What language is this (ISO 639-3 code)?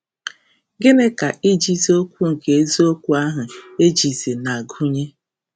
ibo